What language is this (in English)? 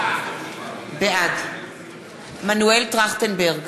Hebrew